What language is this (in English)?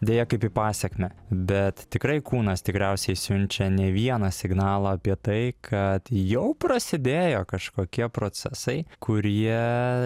Lithuanian